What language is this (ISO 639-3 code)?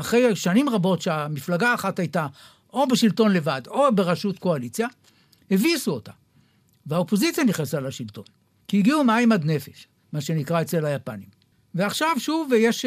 heb